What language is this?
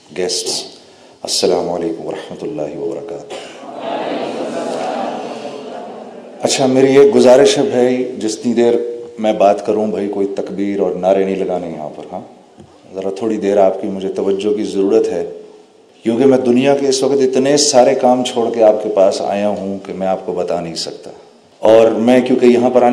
Urdu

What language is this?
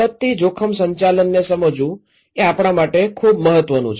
Gujarati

